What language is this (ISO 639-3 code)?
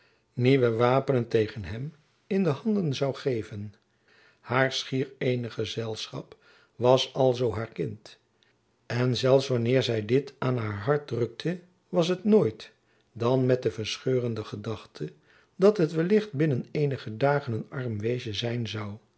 nld